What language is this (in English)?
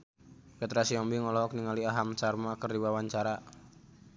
Sundanese